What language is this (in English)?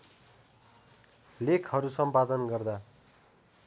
Nepali